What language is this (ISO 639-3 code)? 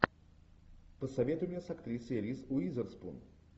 rus